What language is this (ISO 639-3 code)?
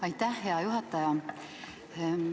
est